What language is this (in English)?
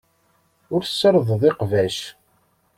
Kabyle